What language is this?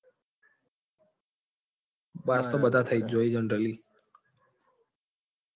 Gujarati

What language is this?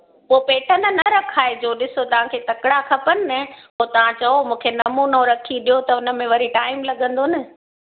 Sindhi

